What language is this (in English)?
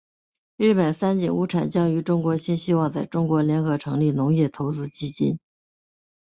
Chinese